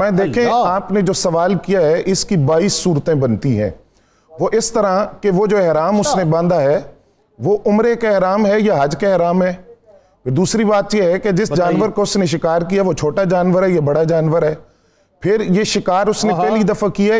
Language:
Urdu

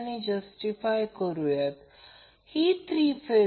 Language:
Marathi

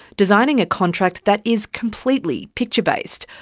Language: English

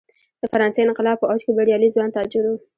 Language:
Pashto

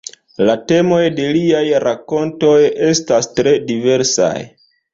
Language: Esperanto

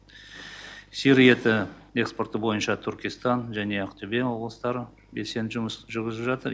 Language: Kazakh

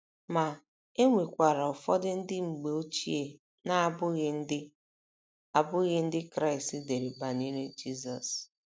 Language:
Igbo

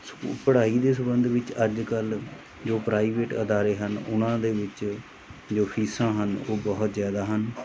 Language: Punjabi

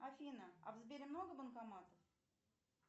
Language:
Russian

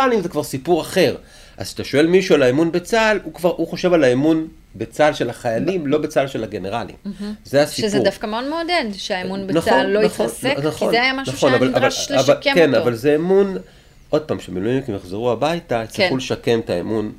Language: Hebrew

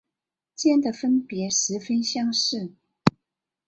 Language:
Chinese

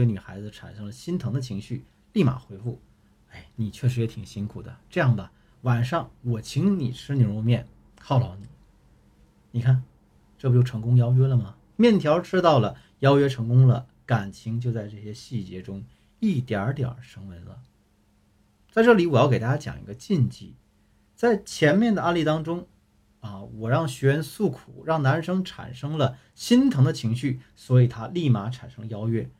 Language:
Chinese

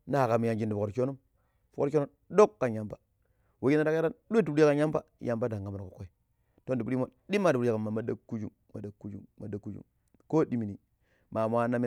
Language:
Pero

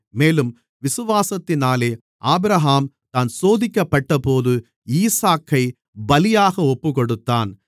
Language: Tamil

